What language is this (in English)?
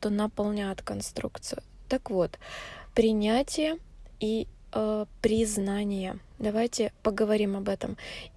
Russian